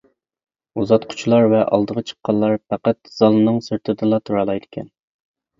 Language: Uyghur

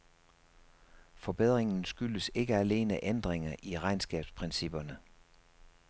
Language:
Danish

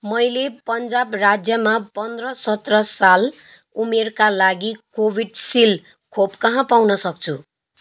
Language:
Nepali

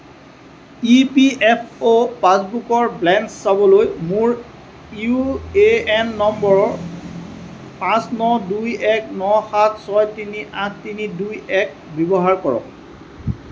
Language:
Assamese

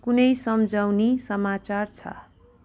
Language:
Nepali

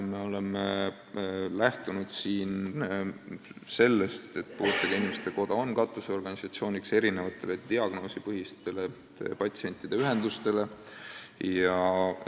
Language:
Estonian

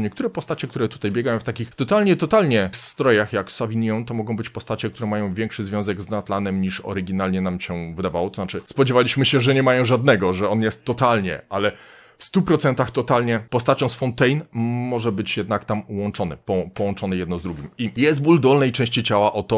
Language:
Polish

